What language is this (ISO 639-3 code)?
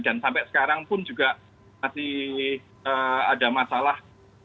ind